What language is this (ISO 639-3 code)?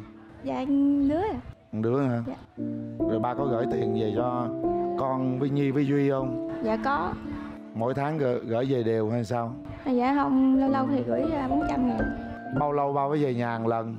vie